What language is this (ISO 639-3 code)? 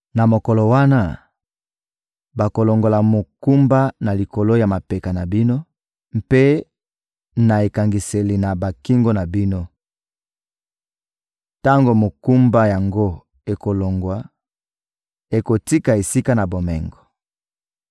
lin